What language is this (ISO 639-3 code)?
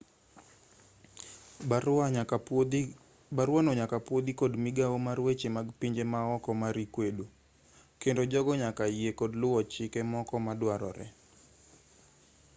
luo